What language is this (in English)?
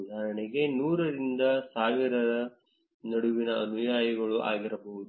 Kannada